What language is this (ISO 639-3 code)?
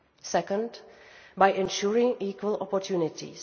eng